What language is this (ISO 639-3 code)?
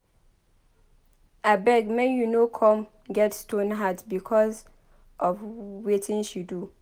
pcm